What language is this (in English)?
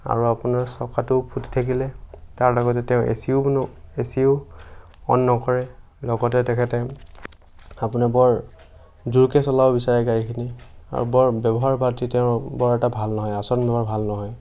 Assamese